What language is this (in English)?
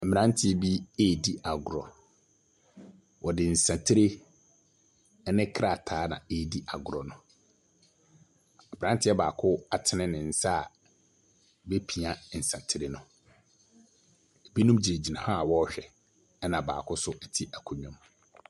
Akan